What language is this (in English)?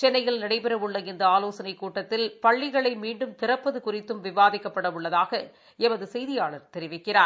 Tamil